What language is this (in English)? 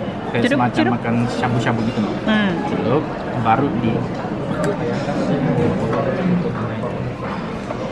Indonesian